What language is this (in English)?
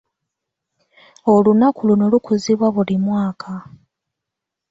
Ganda